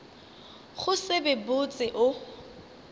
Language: Northern Sotho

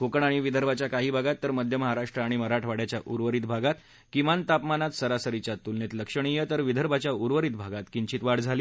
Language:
Marathi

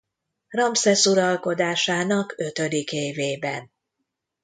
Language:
Hungarian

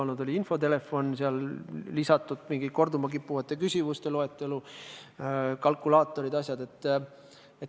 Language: Estonian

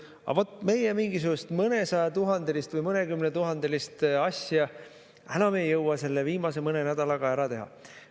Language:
Estonian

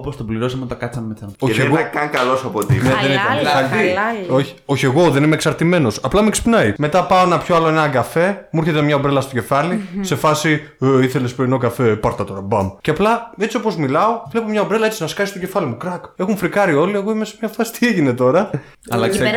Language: Greek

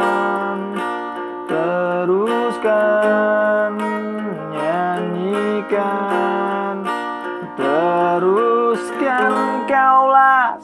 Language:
Indonesian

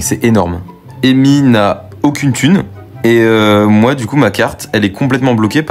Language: French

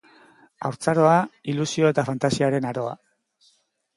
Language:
Basque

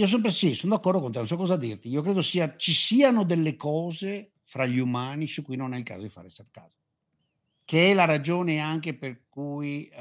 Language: Italian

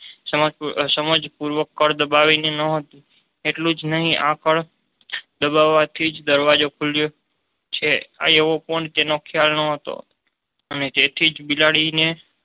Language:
Gujarati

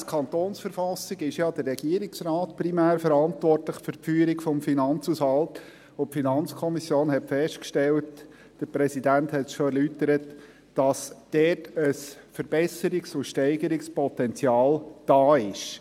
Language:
Swiss German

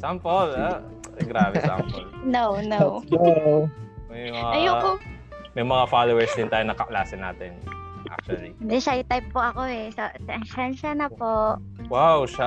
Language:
Filipino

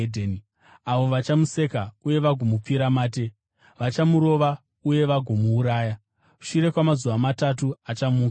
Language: Shona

